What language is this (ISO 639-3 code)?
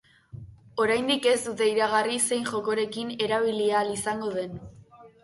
eus